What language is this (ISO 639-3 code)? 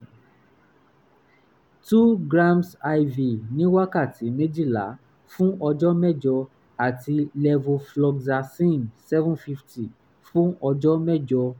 yor